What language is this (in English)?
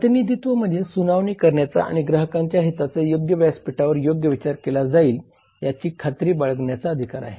Marathi